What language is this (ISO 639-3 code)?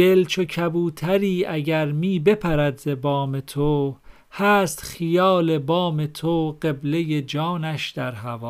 fas